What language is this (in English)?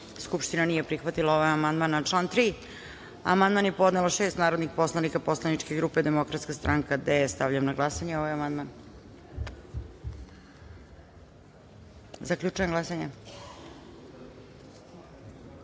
Serbian